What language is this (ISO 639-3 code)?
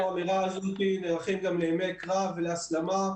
heb